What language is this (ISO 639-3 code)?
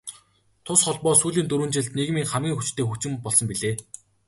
mon